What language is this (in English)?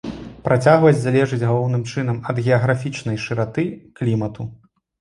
Belarusian